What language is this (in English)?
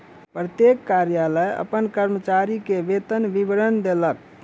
Maithili